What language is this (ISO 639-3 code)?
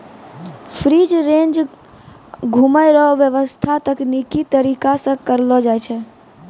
mai